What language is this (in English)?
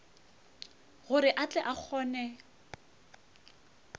Northern Sotho